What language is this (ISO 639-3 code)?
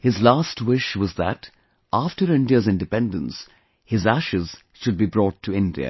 eng